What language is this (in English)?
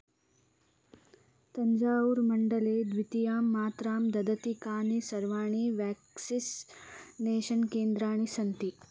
Sanskrit